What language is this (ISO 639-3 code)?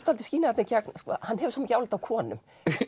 isl